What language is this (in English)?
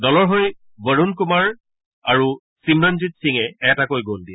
Assamese